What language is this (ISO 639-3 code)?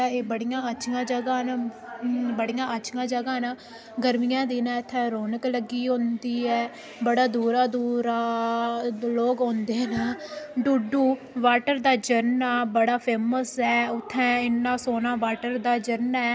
doi